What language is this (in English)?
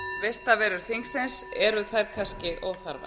Icelandic